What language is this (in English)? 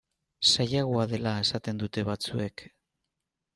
Basque